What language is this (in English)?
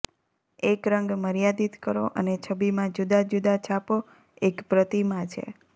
Gujarati